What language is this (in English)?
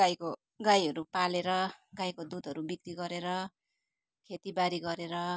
Nepali